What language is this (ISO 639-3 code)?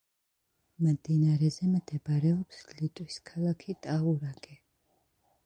kat